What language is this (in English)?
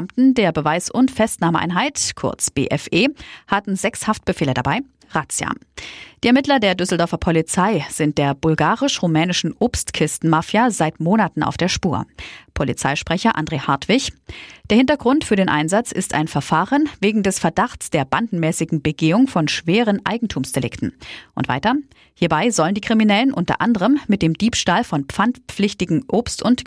German